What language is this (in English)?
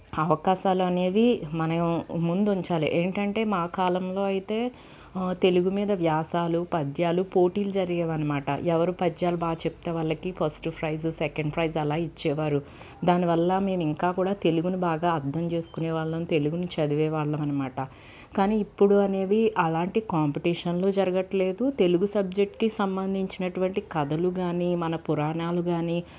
Telugu